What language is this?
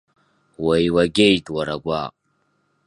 Abkhazian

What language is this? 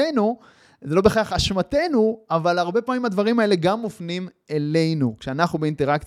Hebrew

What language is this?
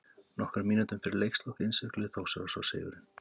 Icelandic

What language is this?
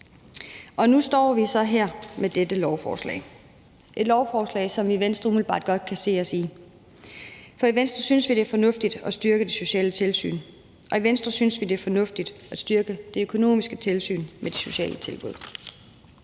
Danish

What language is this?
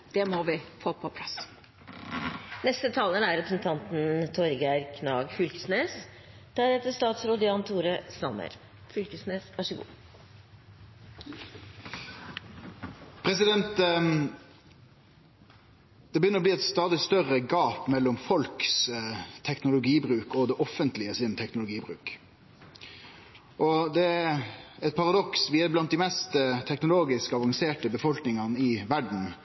Norwegian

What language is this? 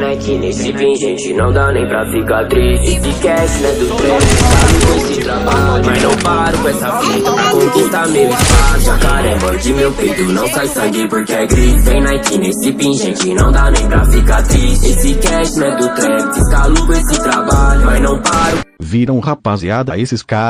Portuguese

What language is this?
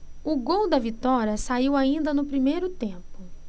Portuguese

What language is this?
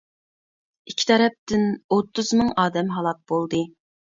Uyghur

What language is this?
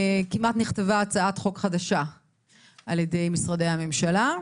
Hebrew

